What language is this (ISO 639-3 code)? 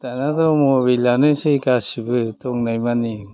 brx